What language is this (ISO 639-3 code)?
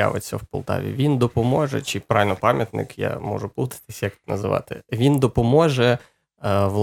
ukr